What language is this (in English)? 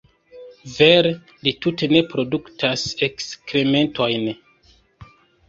Esperanto